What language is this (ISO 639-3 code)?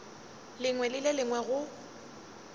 nso